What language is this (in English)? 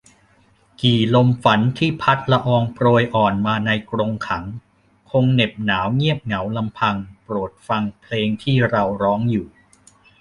Thai